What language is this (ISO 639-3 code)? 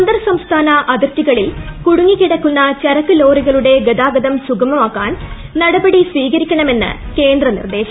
mal